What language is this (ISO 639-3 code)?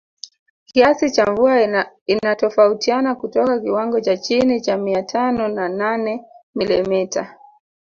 swa